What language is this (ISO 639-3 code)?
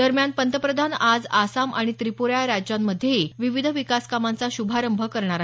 mar